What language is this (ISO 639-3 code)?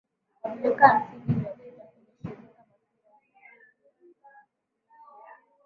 swa